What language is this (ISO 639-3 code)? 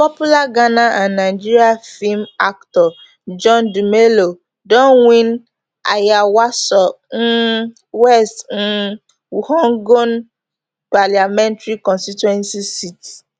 pcm